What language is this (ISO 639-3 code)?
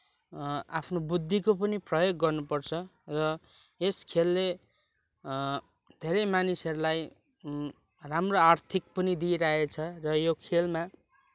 nep